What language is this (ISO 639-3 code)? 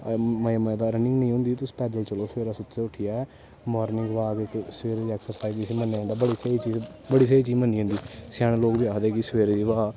doi